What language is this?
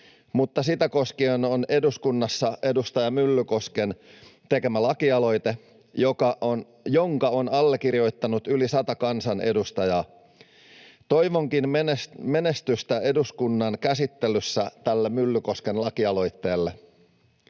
Finnish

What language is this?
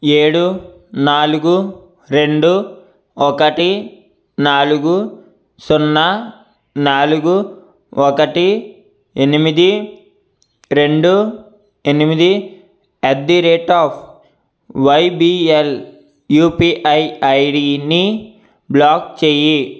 Telugu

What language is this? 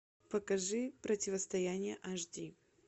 Russian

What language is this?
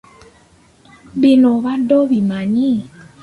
Ganda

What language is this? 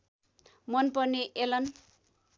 Nepali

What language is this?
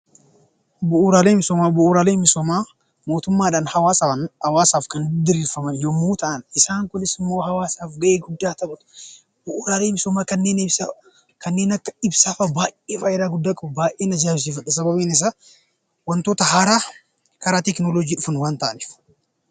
Oromo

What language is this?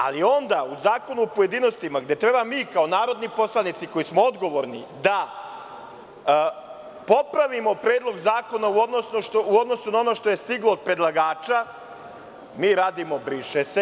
Serbian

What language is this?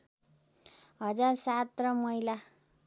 Nepali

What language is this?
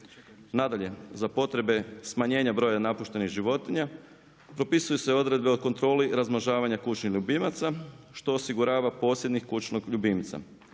Croatian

